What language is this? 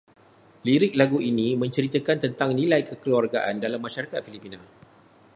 Malay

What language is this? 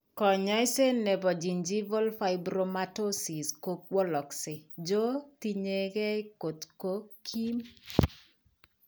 Kalenjin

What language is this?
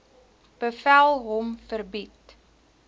Afrikaans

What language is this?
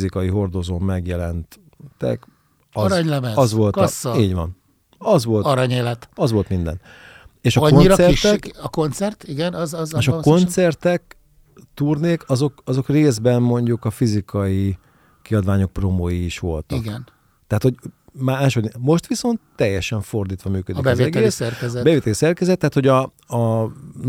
Hungarian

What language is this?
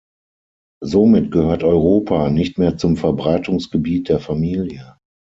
German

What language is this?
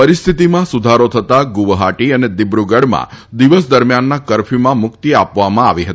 Gujarati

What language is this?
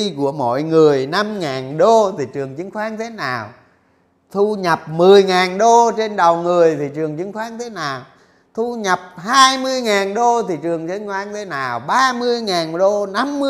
Vietnamese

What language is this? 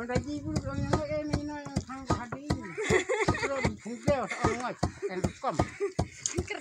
English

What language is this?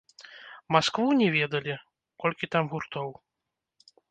Belarusian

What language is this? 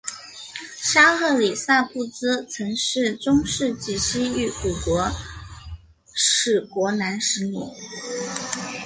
Chinese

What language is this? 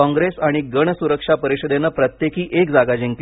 Marathi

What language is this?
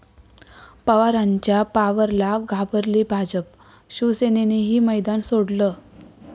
Marathi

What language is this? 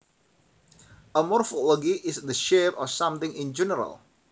Javanese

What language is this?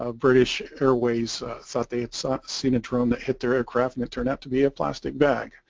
English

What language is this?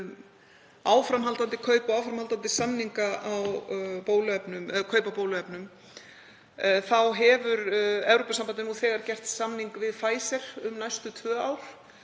Icelandic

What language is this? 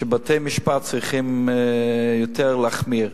Hebrew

